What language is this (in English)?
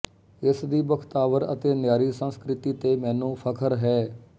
Punjabi